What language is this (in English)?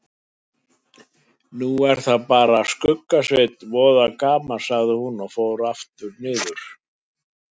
Icelandic